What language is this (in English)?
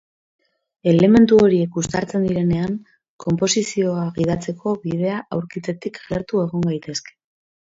Basque